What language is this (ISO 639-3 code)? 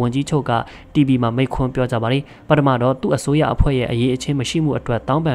tha